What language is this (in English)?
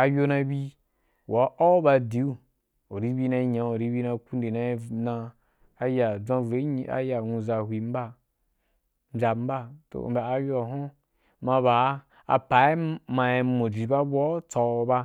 Wapan